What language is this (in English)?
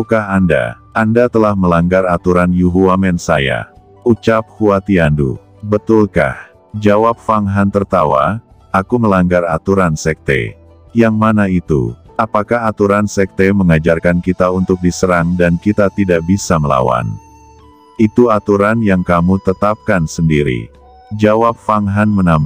Indonesian